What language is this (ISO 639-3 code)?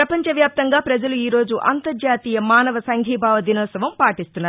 tel